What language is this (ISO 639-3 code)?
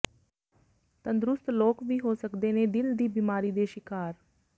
pan